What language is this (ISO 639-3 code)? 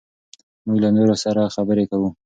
pus